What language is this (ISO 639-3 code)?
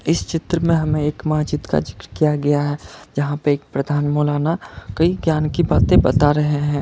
hin